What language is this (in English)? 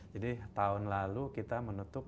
Indonesian